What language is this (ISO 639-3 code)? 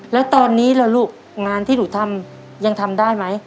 tha